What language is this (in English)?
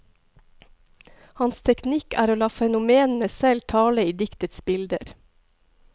Norwegian